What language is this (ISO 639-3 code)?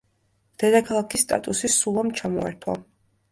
kat